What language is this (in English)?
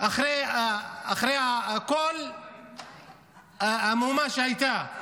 Hebrew